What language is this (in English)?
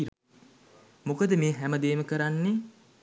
Sinhala